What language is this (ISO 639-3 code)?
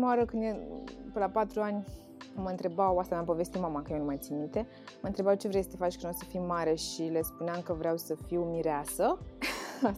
ron